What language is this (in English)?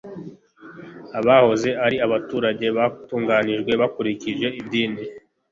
Kinyarwanda